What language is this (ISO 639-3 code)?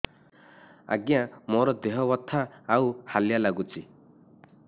ori